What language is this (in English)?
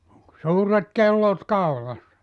Finnish